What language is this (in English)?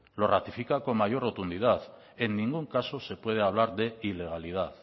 Spanish